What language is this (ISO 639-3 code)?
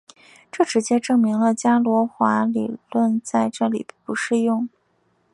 zho